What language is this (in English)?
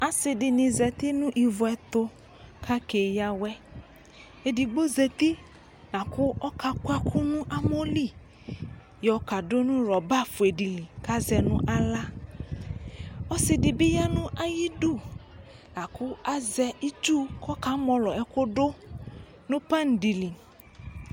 Ikposo